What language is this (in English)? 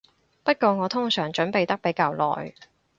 Cantonese